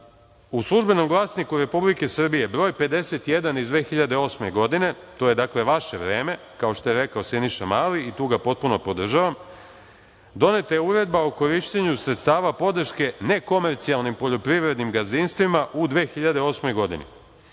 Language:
Serbian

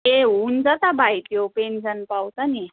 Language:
Nepali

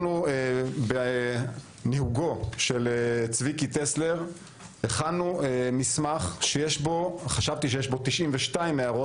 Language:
Hebrew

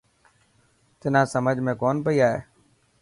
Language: Dhatki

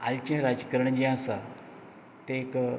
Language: Konkani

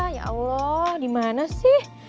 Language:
Indonesian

